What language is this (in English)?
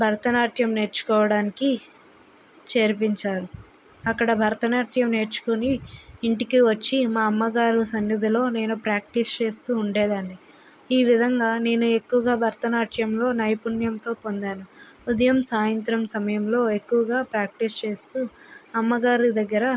Telugu